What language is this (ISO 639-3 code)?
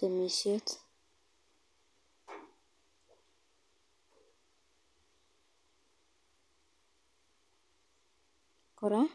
kln